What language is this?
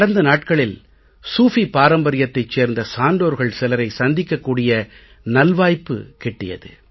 Tamil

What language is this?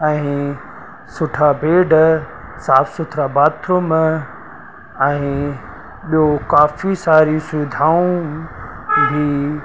Sindhi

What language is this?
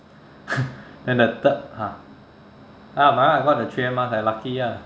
English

